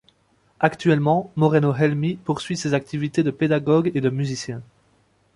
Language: French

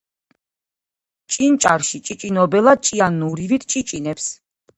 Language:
Georgian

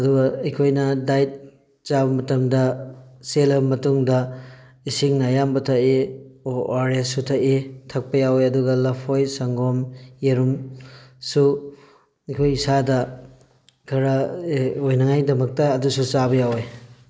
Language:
Manipuri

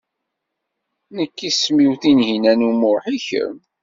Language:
Kabyle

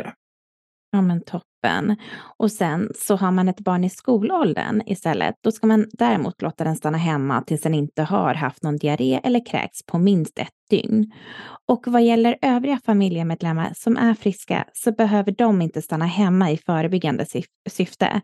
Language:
Swedish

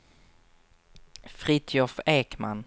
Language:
Swedish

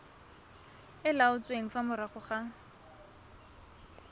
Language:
Tswana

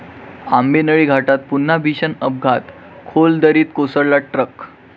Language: Marathi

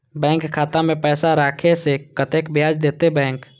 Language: Maithili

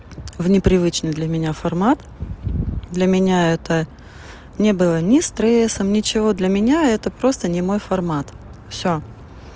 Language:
Russian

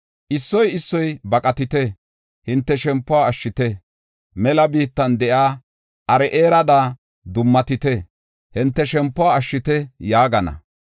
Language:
Gofa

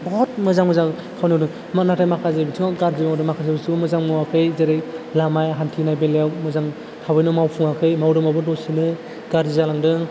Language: Bodo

